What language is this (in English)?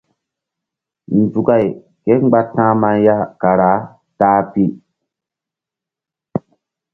Mbum